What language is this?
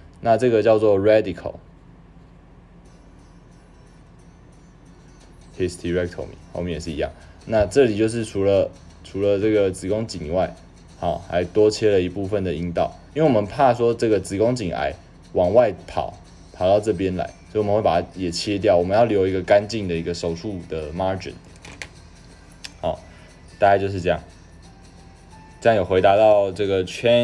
Chinese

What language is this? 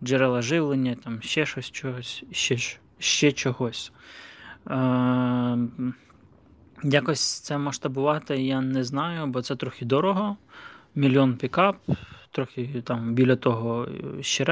Ukrainian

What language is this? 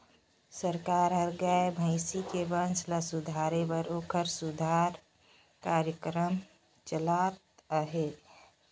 Chhattisgarhi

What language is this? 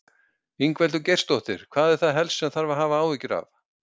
Icelandic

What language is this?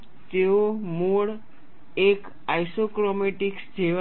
Gujarati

